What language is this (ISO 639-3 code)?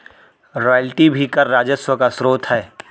hin